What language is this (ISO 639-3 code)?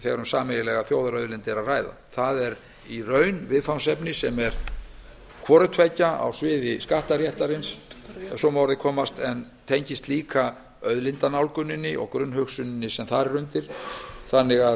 isl